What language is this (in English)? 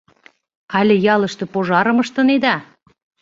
Mari